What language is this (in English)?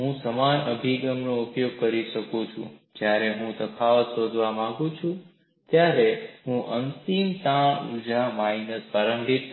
Gujarati